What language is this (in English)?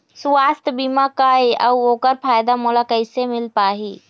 Chhattisgarhi